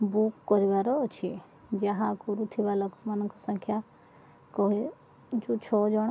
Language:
Odia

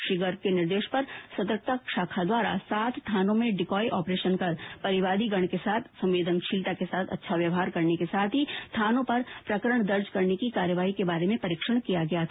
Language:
Hindi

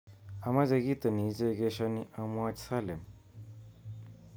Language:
Kalenjin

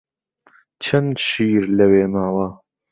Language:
Central Kurdish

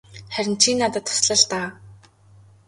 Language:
Mongolian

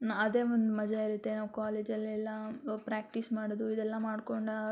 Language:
Kannada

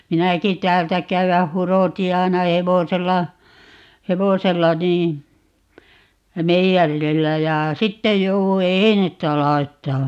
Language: Finnish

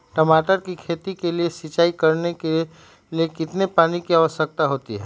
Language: Magahi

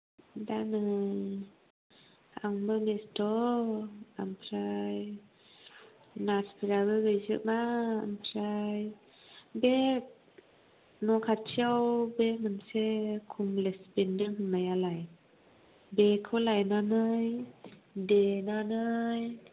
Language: Bodo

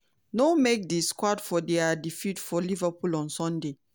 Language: Nigerian Pidgin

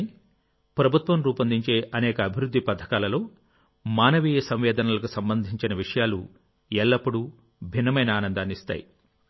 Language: Telugu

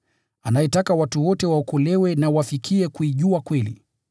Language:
Swahili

